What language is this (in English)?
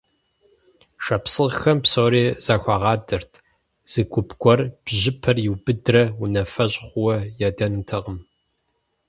Kabardian